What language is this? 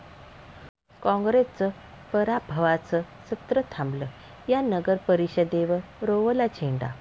Marathi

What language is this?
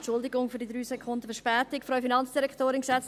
Swiss German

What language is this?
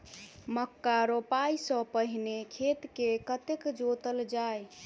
Maithili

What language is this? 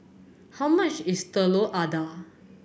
English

